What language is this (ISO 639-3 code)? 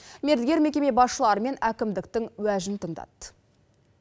kaz